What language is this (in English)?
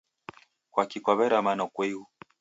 Taita